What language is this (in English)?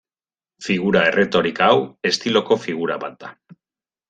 Basque